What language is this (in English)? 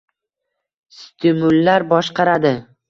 Uzbek